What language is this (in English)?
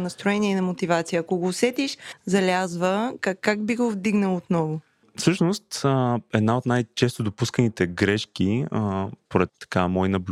Bulgarian